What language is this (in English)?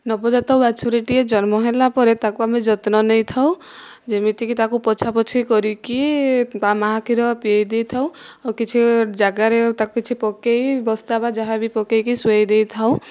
Odia